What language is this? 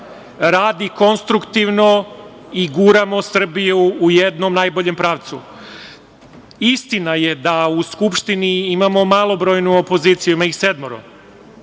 Serbian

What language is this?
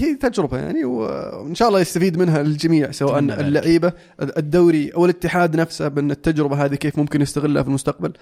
Arabic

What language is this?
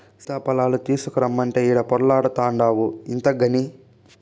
Telugu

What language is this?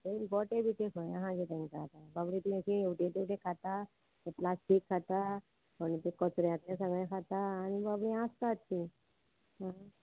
Konkani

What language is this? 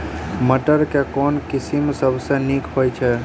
Maithili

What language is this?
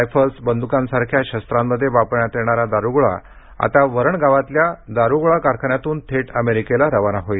Marathi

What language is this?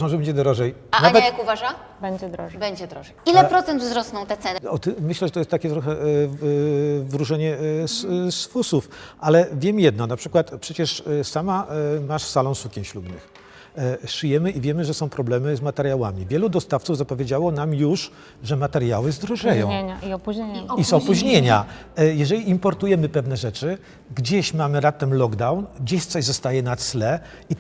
Polish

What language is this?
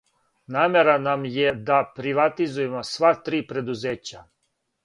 Serbian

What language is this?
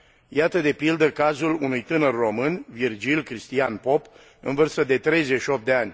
Romanian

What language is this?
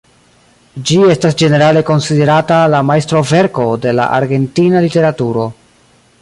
Esperanto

